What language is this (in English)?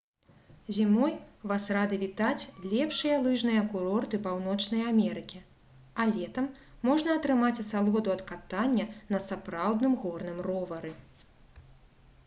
Belarusian